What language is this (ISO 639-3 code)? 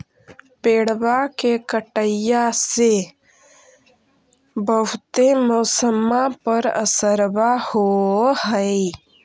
mag